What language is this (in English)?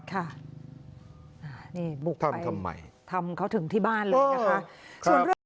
Thai